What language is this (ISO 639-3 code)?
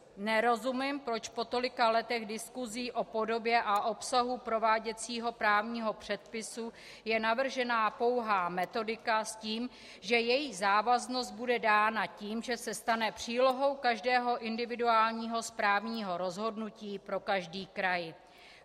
ces